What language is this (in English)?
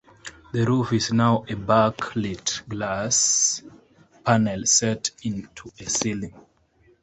English